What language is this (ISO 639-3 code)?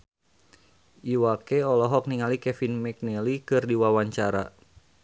sun